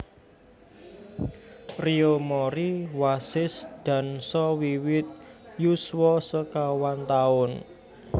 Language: Javanese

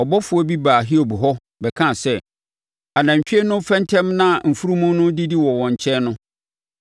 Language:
Akan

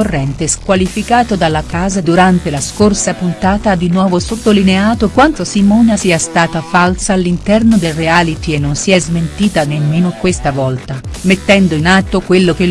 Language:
Italian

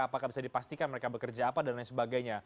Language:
Indonesian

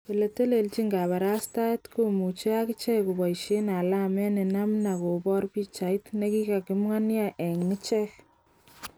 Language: Kalenjin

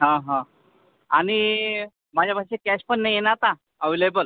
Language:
Marathi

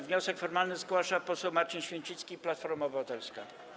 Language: Polish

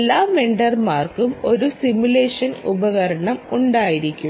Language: Malayalam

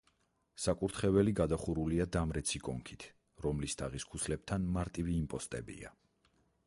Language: Georgian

